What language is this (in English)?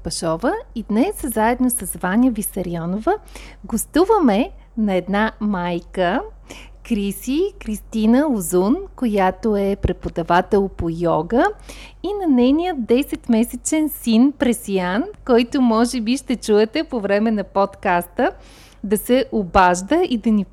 Bulgarian